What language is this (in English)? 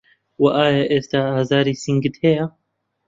Central Kurdish